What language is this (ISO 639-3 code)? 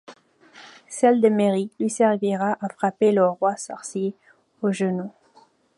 fra